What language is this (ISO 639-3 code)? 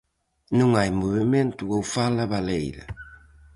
glg